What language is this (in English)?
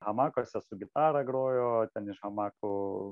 Lithuanian